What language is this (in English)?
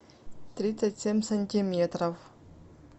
Russian